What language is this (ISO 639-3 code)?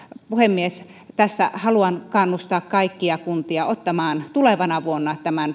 fin